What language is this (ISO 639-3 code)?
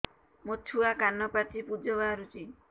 ori